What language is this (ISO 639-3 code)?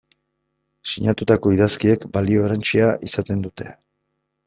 eus